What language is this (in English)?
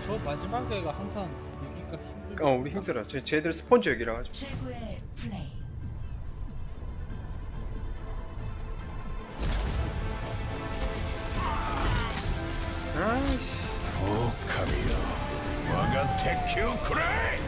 Korean